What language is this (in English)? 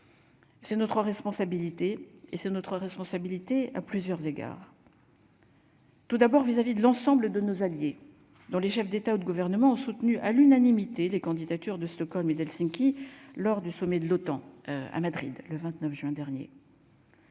French